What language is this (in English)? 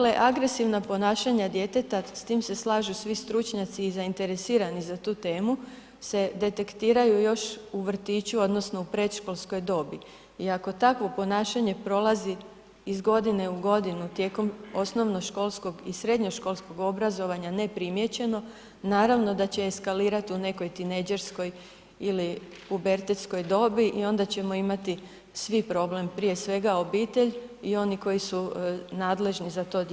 Croatian